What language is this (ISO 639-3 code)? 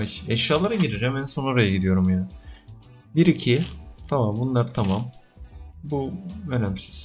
tur